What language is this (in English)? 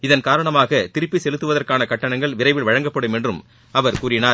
Tamil